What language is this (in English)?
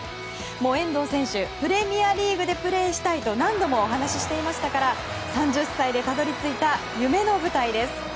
Japanese